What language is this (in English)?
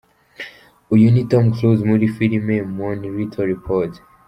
Kinyarwanda